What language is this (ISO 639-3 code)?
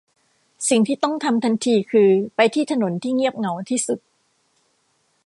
tha